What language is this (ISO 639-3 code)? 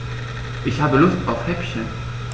deu